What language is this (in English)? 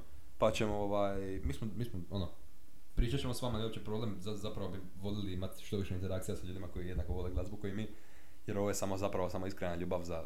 Croatian